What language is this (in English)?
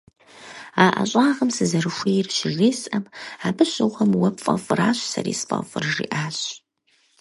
Kabardian